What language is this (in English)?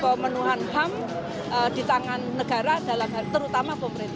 Indonesian